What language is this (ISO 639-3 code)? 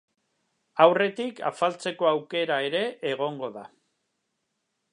eus